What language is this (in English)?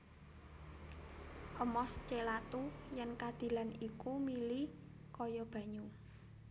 Javanese